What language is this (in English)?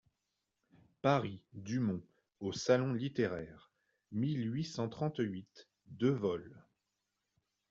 French